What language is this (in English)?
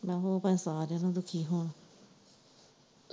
Punjabi